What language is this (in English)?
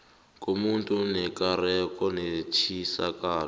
South Ndebele